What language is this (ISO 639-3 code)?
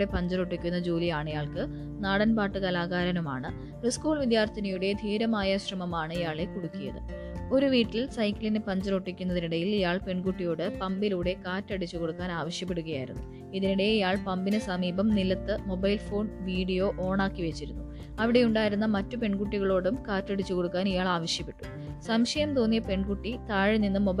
mal